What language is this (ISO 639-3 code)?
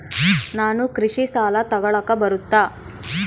kan